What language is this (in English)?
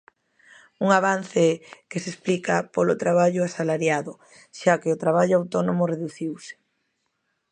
Galician